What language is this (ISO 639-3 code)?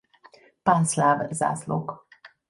hun